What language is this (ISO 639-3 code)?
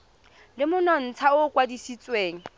tsn